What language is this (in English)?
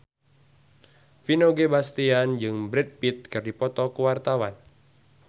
Sundanese